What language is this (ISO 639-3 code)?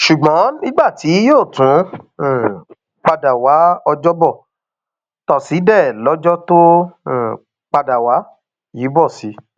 yor